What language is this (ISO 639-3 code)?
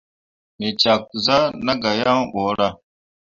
mua